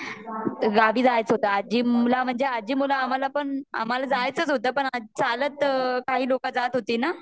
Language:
Marathi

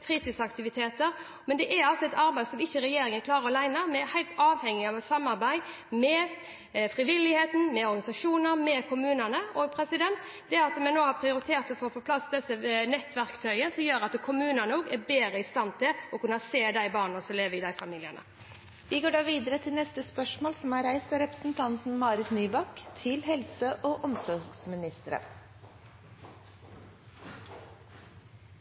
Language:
Norwegian Bokmål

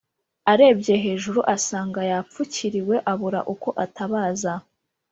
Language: Kinyarwanda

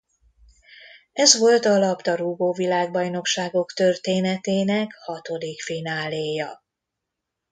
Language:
Hungarian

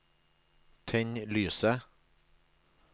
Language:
Norwegian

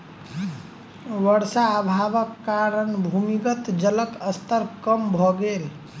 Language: Maithili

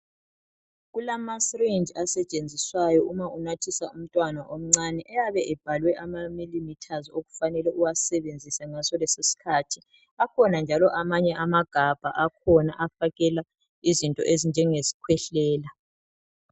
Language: North Ndebele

